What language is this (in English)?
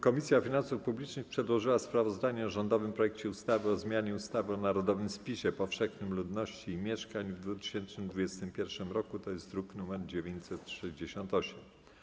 Polish